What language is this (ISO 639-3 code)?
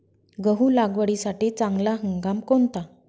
mar